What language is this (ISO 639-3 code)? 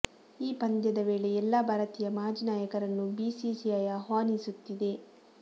kan